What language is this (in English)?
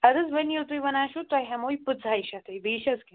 Kashmiri